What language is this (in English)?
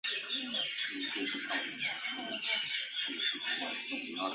Chinese